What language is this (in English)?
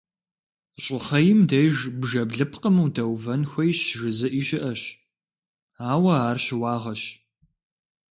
Kabardian